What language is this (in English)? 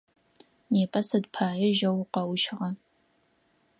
Adyghe